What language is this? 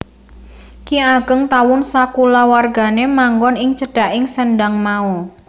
Javanese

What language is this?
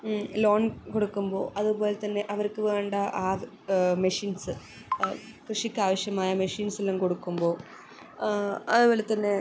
Malayalam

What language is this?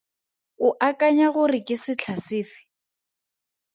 Tswana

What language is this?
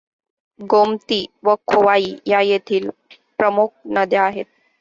Marathi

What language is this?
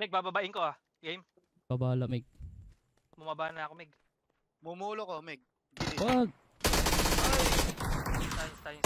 Filipino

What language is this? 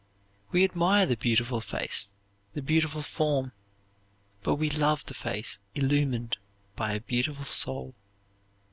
English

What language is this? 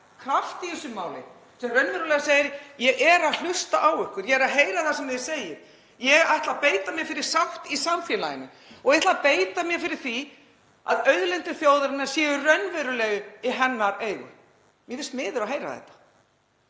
Icelandic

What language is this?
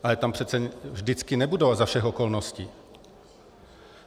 Czech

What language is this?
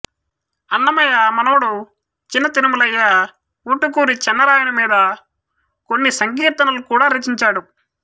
Telugu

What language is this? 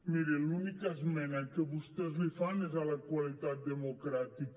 Catalan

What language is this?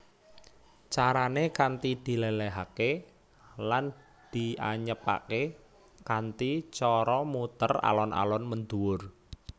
Javanese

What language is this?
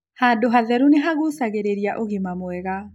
Kikuyu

